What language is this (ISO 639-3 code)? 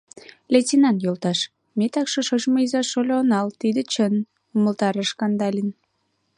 chm